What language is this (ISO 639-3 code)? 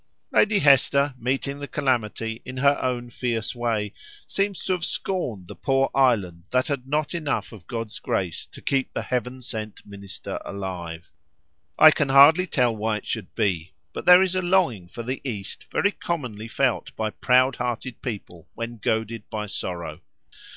eng